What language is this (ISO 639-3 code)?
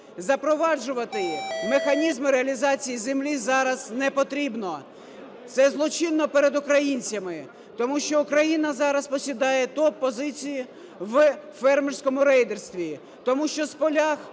ukr